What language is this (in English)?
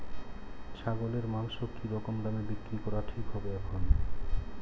Bangla